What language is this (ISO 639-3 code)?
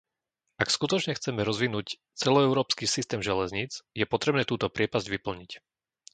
slk